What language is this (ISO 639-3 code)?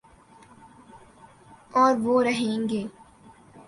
urd